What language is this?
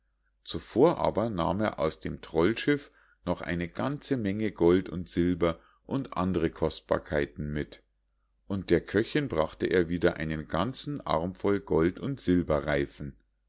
German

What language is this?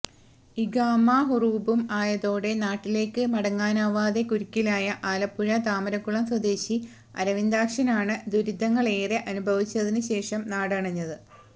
Malayalam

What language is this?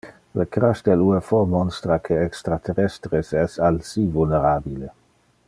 Interlingua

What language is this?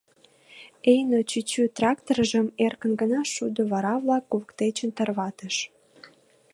Mari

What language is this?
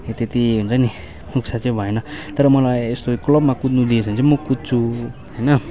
Nepali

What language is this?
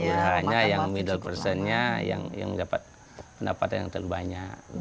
Indonesian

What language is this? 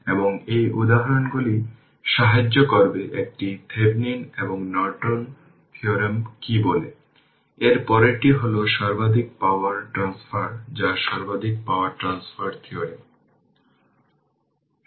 Bangla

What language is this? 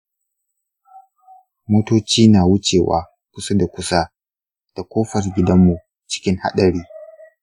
Hausa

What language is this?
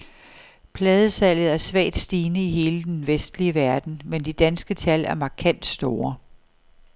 Danish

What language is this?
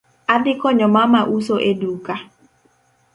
Luo (Kenya and Tanzania)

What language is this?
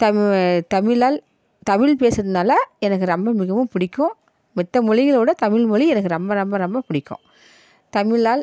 Tamil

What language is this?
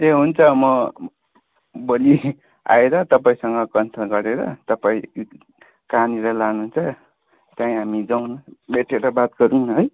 Nepali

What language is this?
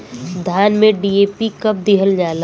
Bhojpuri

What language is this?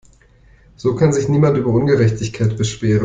German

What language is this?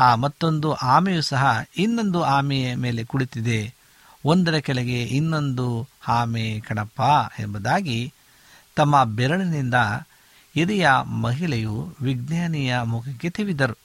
Kannada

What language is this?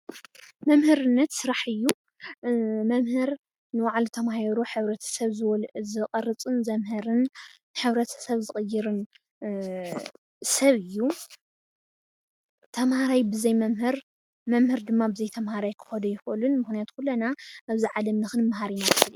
Tigrinya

